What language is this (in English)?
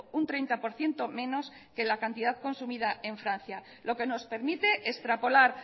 Spanish